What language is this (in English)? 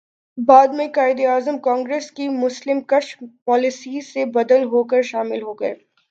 Urdu